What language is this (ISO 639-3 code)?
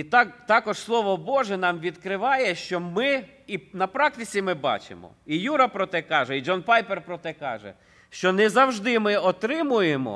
ukr